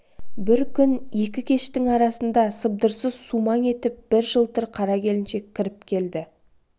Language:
Kazakh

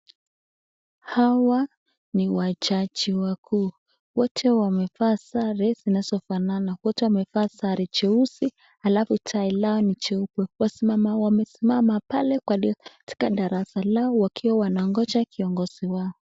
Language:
Swahili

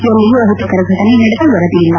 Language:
Kannada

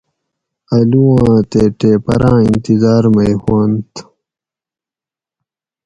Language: Gawri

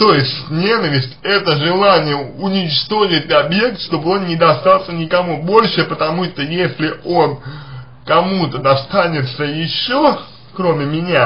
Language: Russian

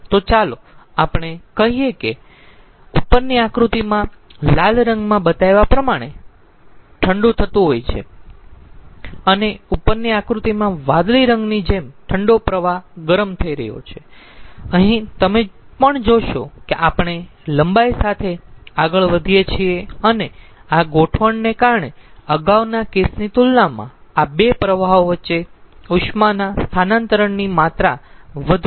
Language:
Gujarati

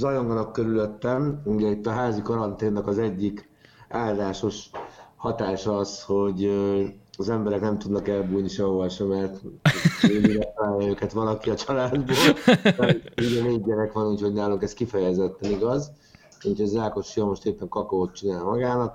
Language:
Hungarian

